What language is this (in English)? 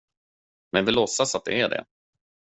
Swedish